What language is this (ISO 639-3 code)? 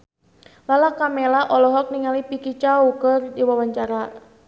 sun